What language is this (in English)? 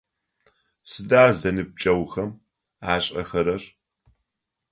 Adyghe